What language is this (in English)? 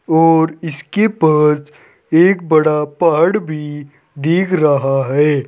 Hindi